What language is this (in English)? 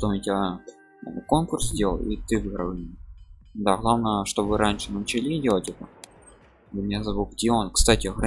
Russian